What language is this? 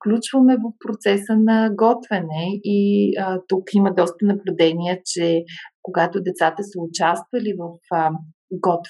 Bulgarian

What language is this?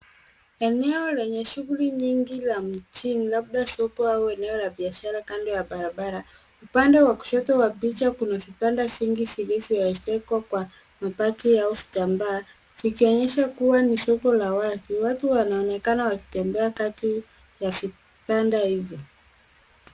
Swahili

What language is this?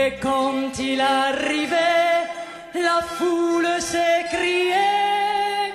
French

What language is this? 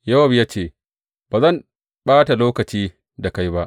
Hausa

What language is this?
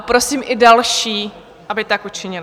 Czech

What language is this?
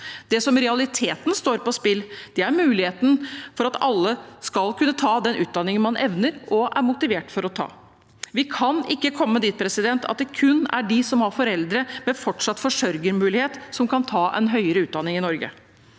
Norwegian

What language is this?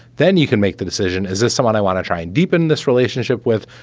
English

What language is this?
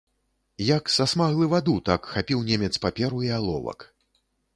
Belarusian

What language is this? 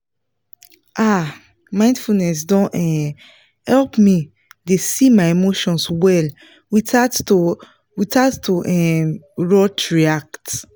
Nigerian Pidgin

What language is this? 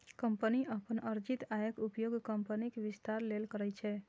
Maithili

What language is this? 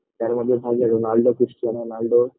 Bangla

